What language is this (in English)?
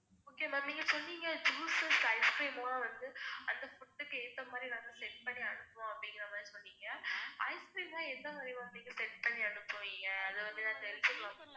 Tamil